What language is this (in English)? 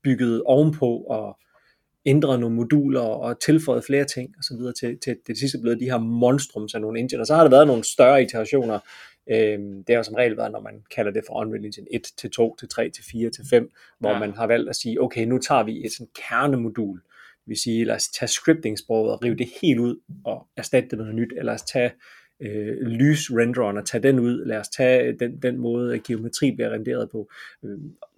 Danish